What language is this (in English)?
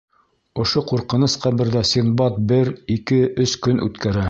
Bashkir